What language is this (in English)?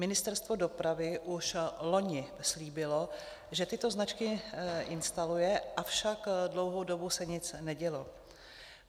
Czech